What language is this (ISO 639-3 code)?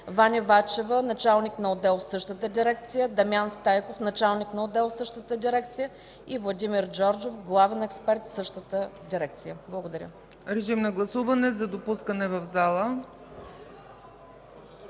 bul